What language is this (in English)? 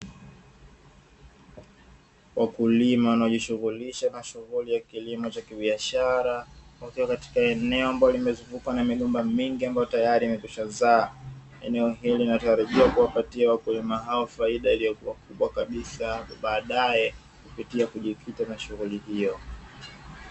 Swahili